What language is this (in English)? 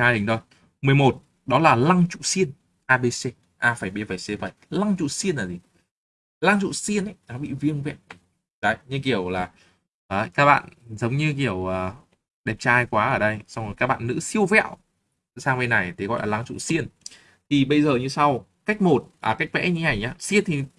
Vietnamese